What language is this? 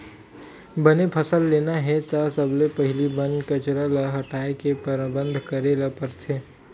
Chhattisgarhi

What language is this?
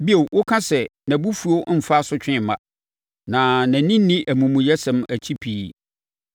Akan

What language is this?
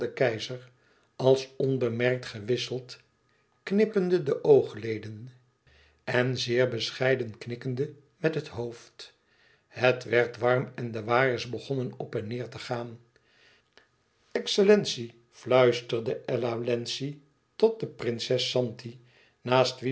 Dutch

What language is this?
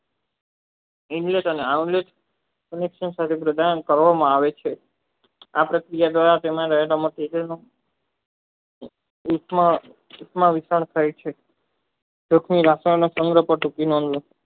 Gujarati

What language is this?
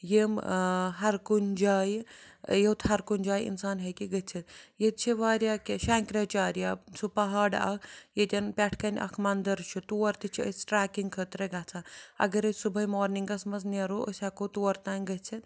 Kashmiri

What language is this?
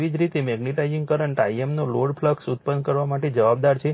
Gujarati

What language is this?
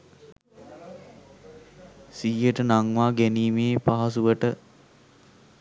Sinhala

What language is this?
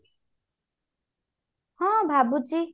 Odia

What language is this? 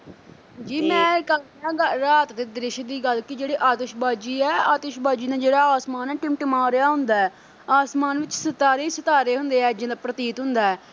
Punjabi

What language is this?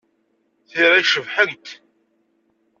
Kabyle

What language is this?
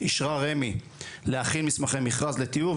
Hebrew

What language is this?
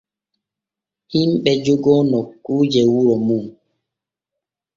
Borgu Fulfulde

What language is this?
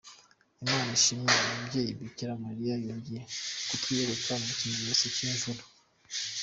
Kinyarwanda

